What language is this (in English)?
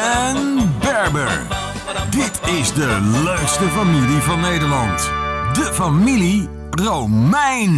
Dutch